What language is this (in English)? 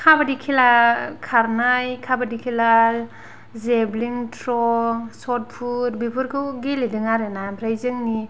Bodo